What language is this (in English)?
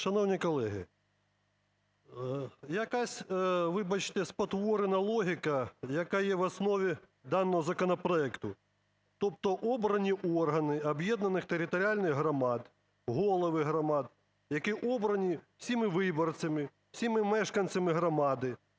Ukrainian